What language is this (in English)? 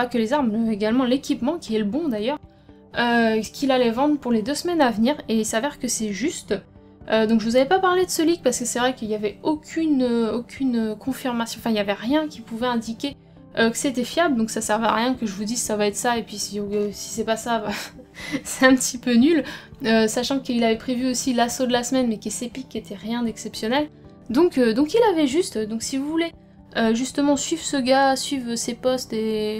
French